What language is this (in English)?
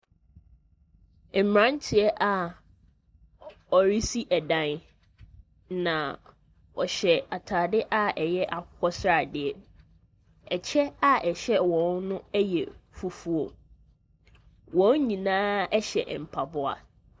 Akan